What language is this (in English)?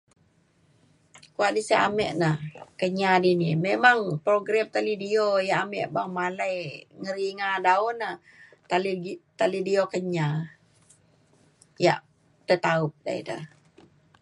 Mainstream Kenyah